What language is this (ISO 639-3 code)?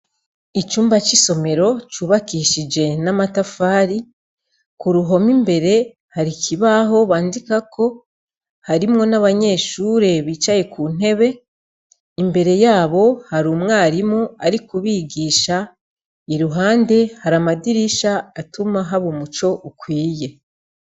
run